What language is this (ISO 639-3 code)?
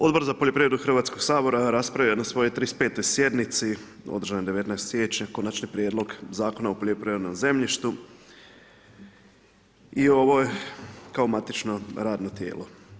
hrv